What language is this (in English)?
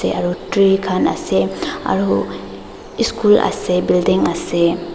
Naga Pidgin